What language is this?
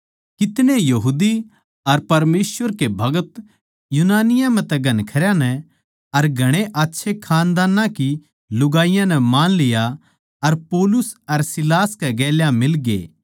Haryanvi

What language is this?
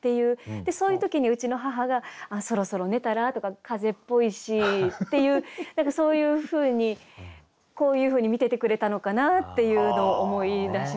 Japanese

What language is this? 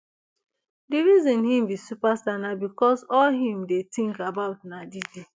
Nigerian Pidgin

